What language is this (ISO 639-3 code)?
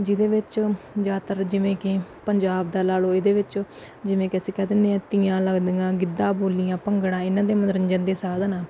pan